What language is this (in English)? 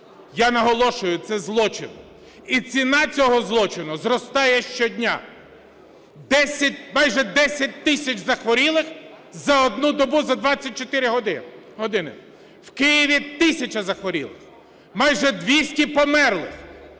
Ukrainian